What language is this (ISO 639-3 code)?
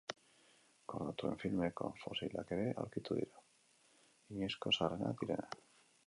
eus